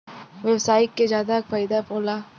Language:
Bhojpuri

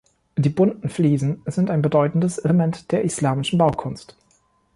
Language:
German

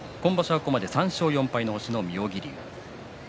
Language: Japanese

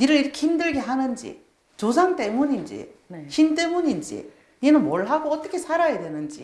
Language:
Korean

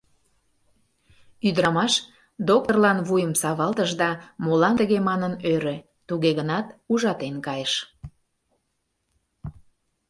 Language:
Mari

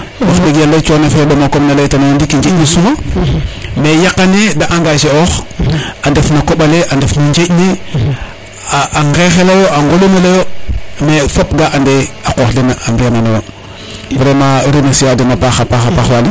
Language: Serer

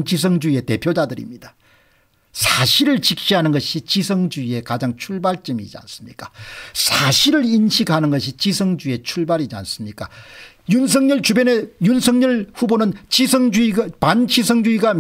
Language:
Korean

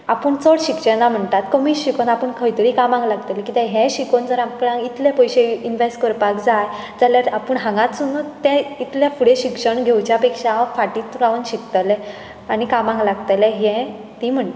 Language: Konkani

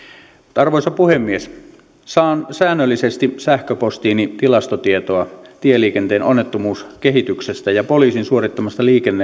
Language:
Finnish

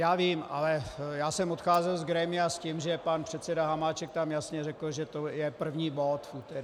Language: Czech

